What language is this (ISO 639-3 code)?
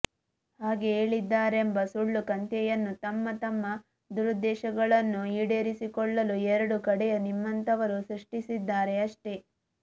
kan